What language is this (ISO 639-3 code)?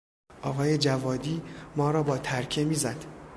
fas